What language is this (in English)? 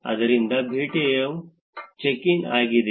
Kannada